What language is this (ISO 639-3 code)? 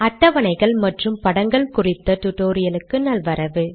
tam